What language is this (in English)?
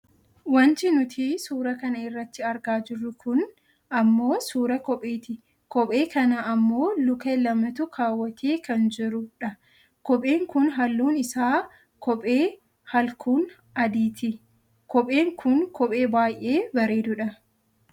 Oromo